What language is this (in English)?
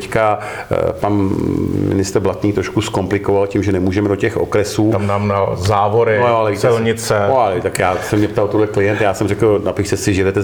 Czech